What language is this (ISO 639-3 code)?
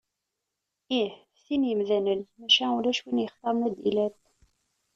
kab